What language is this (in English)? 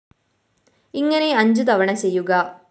Malayalam